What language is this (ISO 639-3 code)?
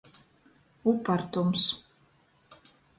ltg